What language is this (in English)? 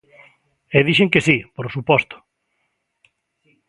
Galician